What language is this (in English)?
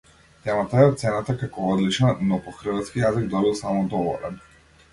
Macedonian